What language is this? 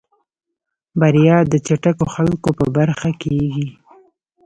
Pashto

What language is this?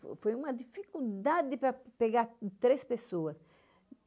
Portuguese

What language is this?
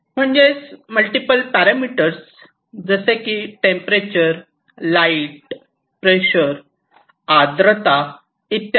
Marathi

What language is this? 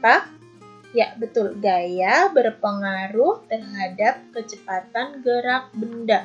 Indonesian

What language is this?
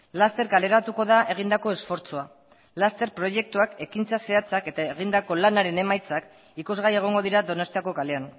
Basque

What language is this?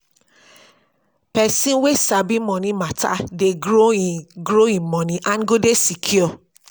Nigerian Pidgin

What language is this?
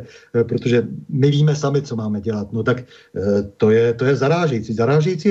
Czech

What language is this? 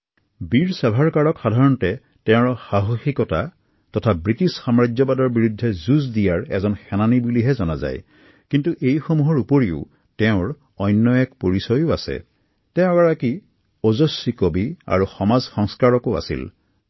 Assamese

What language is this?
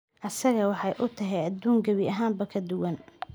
Somali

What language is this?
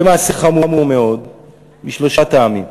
Hebrew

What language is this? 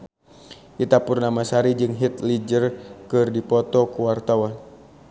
Sundanese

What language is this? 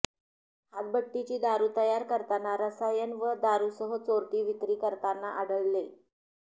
Marathi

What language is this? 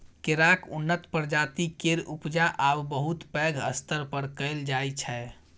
Maithili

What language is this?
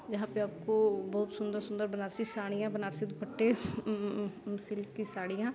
Hindi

